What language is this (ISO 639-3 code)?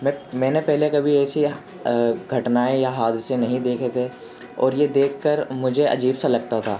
urd